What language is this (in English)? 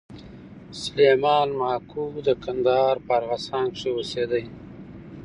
Pashto